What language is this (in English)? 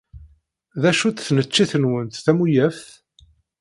Kabyle